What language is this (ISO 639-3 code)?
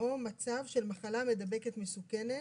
heb